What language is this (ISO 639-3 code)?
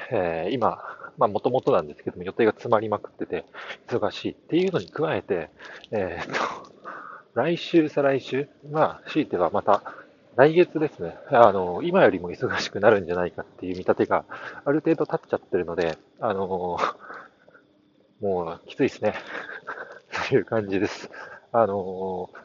jpn